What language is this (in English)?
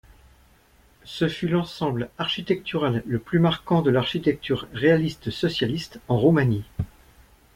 French